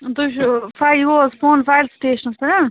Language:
Kashmiri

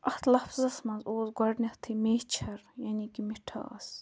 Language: Kashmiri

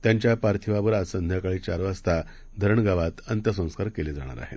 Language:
Marathi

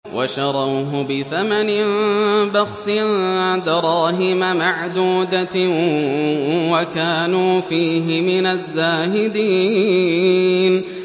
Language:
Arabic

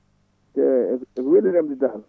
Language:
Fula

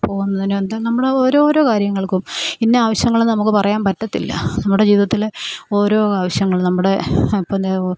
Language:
Malayalam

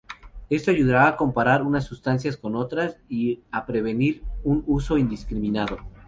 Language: Spanish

